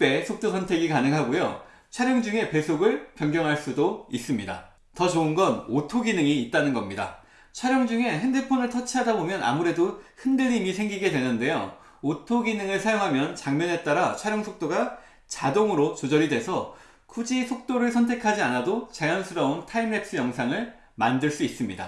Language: Korean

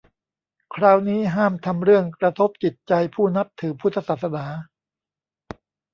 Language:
Thai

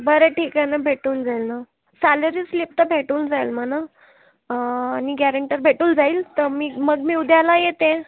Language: Marathi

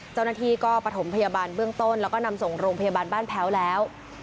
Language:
Thai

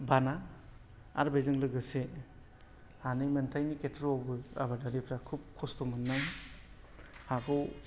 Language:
Bodo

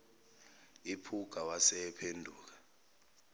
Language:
Zulu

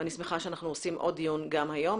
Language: Hebrew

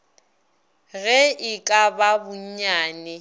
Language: Northern Sotho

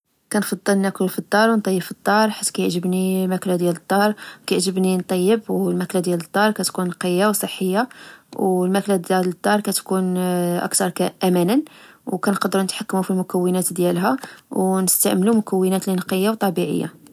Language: Moroccan Arabic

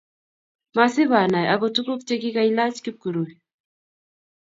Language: Kalenjin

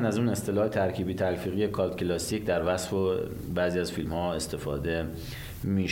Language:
Persian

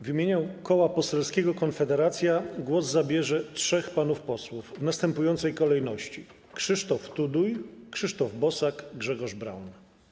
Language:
Polish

